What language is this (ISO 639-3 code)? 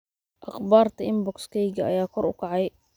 som